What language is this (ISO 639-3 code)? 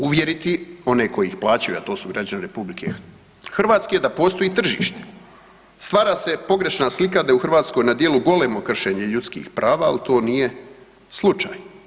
hrv